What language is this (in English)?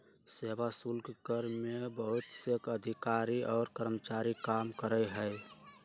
Magahi